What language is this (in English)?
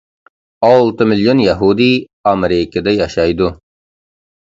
Uyghur